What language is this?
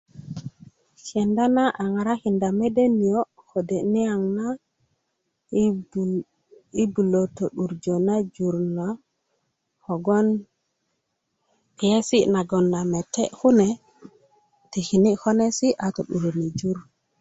Kuku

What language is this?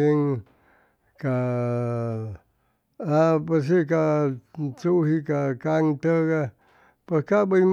Chimalapa Zoque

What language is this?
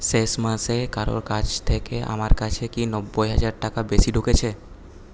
Bangla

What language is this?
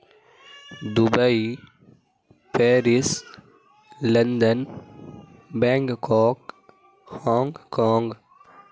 Urdu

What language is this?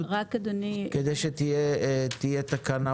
Hebrew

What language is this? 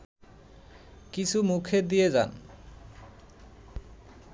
Bangla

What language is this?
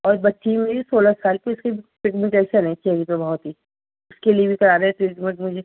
Urdu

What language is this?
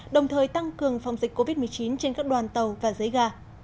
Vietnamese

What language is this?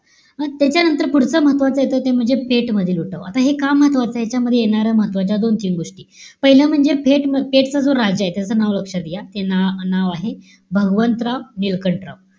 Marathi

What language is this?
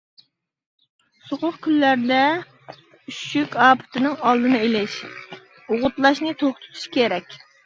Uyghur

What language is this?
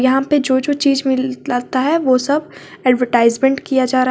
Hindi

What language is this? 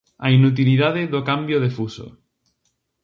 Galician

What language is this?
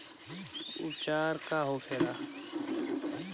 Bhojpuri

